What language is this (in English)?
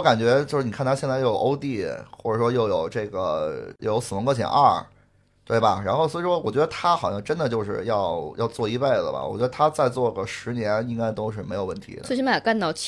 Chinese